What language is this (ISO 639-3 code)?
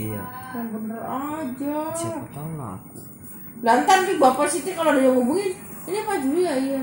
ind